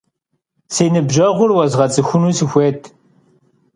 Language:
Kabardian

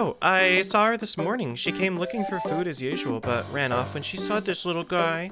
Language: English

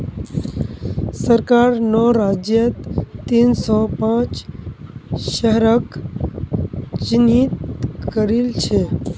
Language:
Magahi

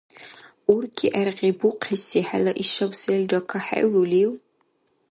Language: Dargwa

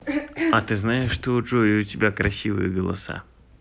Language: Russian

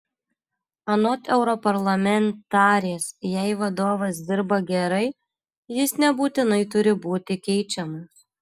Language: Lithuanian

